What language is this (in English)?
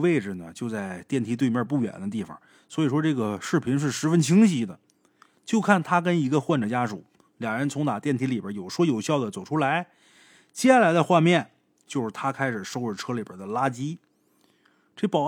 Chinese